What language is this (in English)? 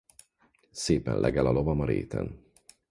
Hungarian